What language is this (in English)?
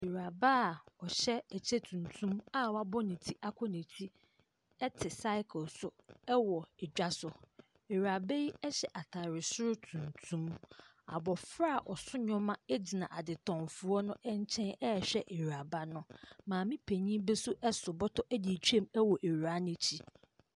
Akan